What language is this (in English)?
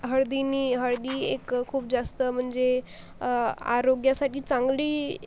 Marathi